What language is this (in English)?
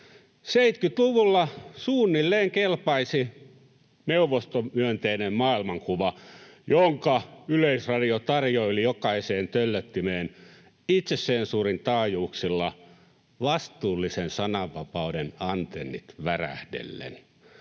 Finnish